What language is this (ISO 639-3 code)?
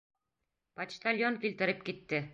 bak